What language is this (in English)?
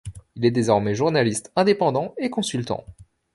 French